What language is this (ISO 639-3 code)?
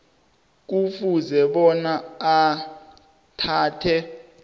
nbl